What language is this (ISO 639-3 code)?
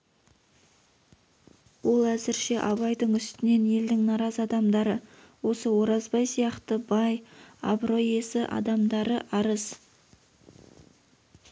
kaz